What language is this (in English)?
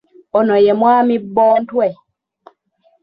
Ganda